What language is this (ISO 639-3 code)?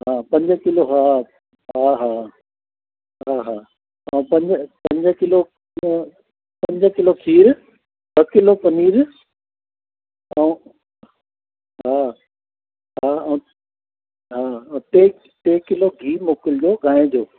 snd